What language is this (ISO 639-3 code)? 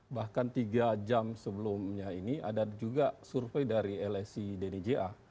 ind